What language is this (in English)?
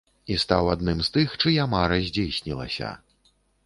Belarusian